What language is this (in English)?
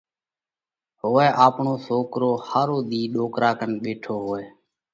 Parkari Koli